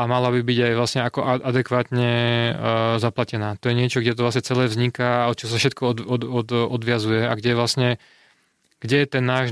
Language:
Slovak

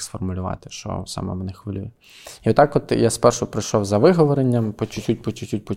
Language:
Ukrainian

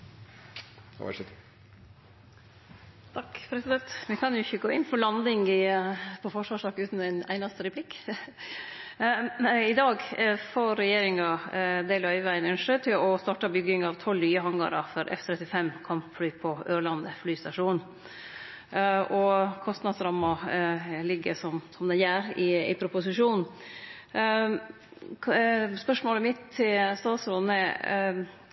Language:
Norwegian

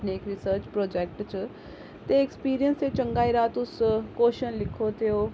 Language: Dogri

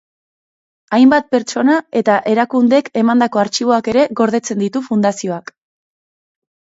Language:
Basque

